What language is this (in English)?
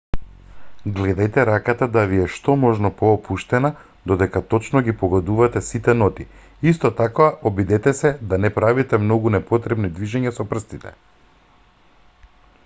Macedonian